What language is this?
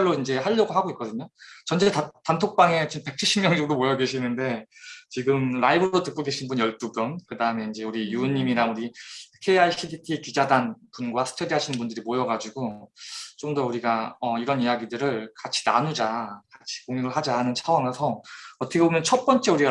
Korean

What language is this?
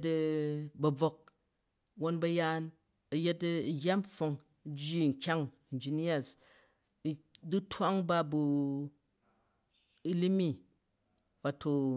Jju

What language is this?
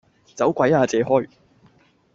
Cantonese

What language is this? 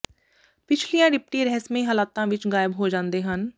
Punjabi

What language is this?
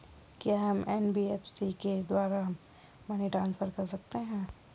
Hindi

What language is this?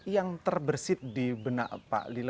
Indonesian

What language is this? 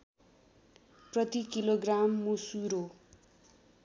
Nepali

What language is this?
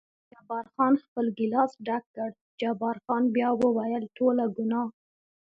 Pashto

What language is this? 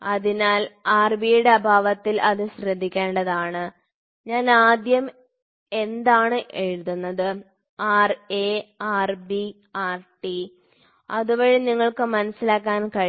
Malayalam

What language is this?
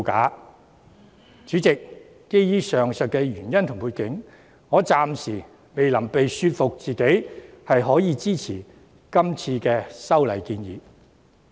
Cantonese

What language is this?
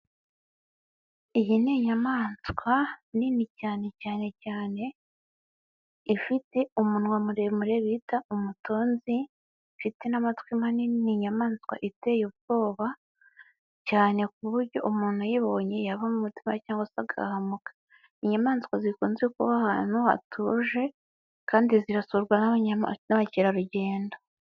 Kinyarwanda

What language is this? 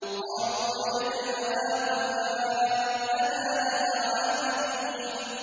Arabic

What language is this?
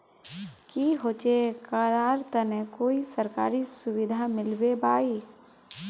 Magahi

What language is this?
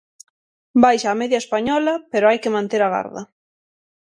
Galician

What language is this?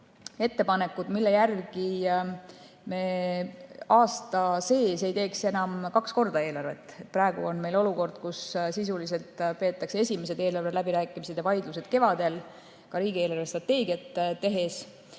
Estonian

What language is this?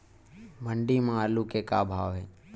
Chhattisgarhi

